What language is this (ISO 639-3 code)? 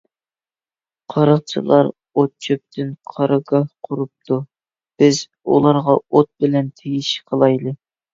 uig